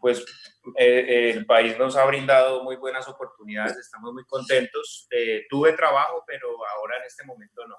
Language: Spanish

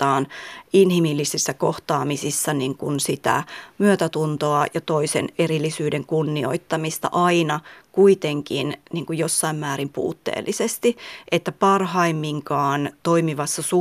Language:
Finnish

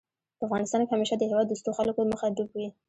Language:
Pashto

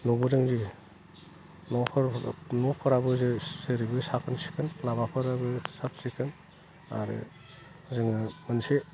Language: Bodo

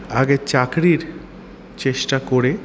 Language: Bangla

